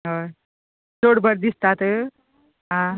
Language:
Konkani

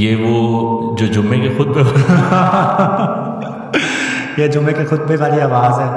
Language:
Urdu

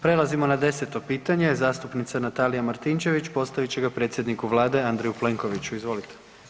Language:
Croatian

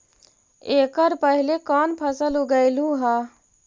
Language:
Magahi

